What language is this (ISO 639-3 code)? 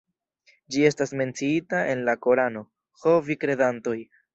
epo